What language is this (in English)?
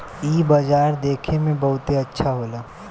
Bhojpuri